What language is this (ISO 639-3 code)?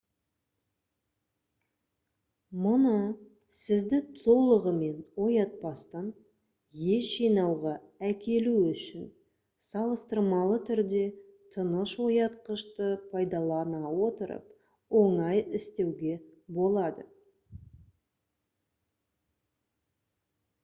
kaz